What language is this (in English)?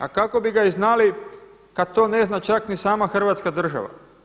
Croatian